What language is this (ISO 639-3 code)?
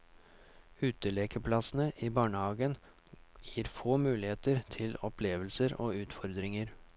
nor